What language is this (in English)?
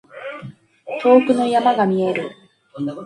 Japanese